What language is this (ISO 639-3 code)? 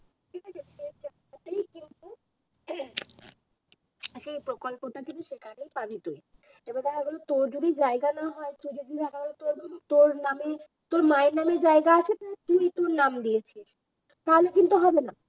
ben